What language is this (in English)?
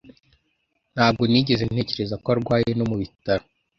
Kinyarwanda